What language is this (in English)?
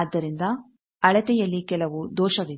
Kannada